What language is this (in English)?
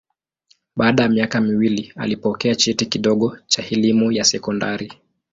Swahili